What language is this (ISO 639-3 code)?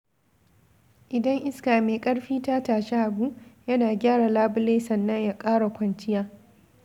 hau